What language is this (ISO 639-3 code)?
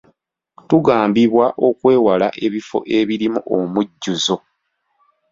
lug